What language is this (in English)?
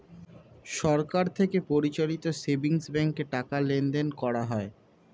Bangla